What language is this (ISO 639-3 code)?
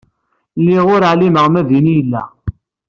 kab